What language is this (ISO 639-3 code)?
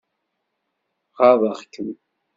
kab